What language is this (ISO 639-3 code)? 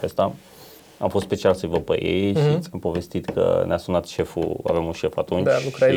ron